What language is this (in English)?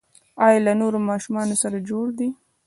Pashto